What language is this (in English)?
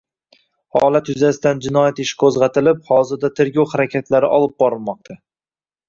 Uzbek